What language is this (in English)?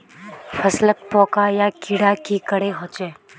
Magahi